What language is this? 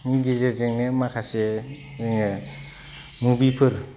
Bodo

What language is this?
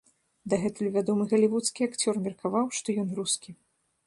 Belarusian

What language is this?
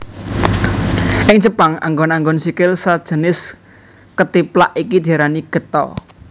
Javanese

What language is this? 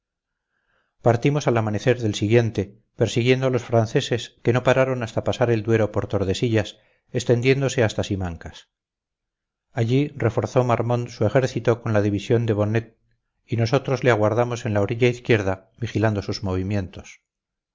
Spanish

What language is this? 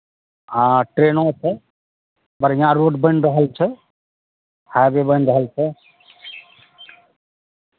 Maithili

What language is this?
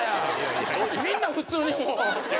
Japanese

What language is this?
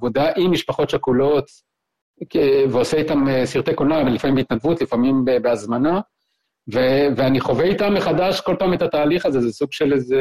Hebrew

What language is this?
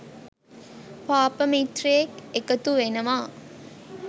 Sinhala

